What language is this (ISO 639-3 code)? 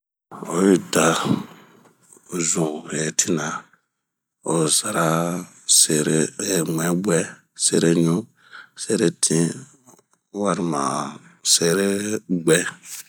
bmq